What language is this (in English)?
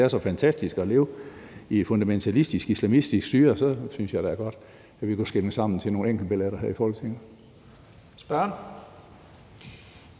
Danish